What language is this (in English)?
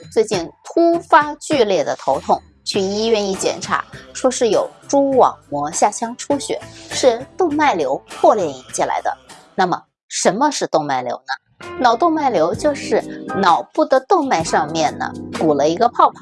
Chinese